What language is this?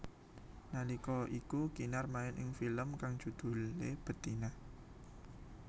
Javanese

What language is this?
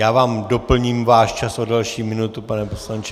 Czech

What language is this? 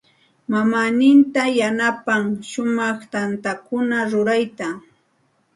Santa Ana de Tusi Pasco Quechua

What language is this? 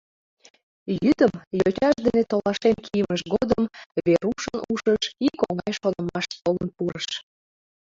Mari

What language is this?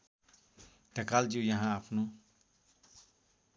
Nepali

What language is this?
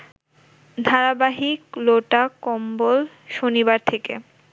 Bangla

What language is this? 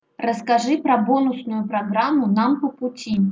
Russian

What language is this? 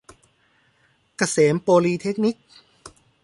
Thai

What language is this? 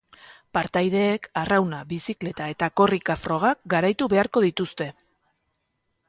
Basque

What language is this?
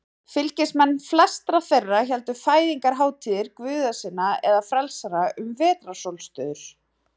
Icelandic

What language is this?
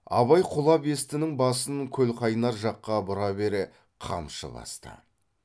Kazakh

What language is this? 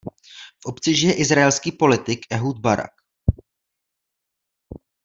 Czech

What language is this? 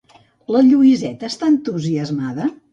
Catalan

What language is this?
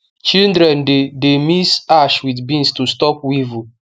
Nigerian Pidgin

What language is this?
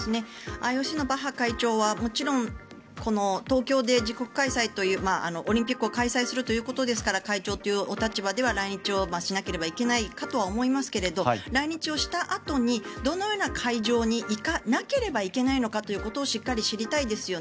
Japanese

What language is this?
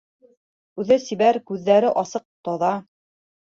Bashkir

